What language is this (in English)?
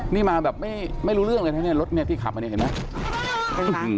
Thai